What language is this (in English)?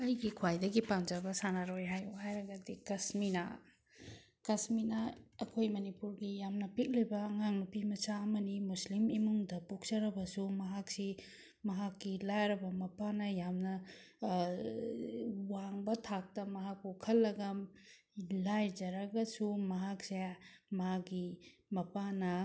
Manipuri